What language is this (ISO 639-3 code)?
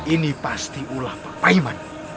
ind